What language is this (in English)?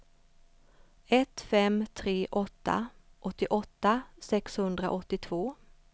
Swedish